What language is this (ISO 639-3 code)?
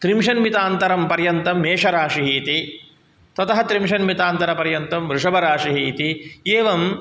san